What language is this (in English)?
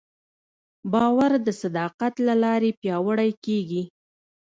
Pashto